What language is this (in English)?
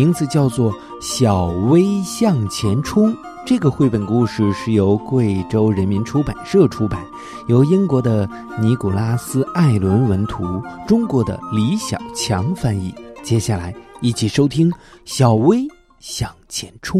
Chinese